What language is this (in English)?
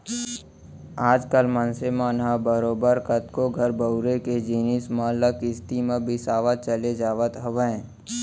Chhattisgarhi